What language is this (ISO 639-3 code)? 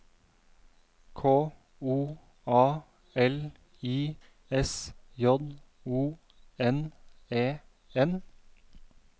nor